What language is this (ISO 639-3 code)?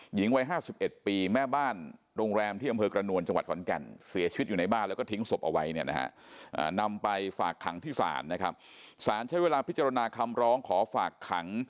tha